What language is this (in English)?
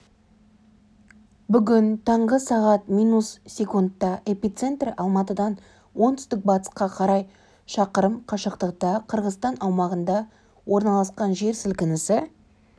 Kazakh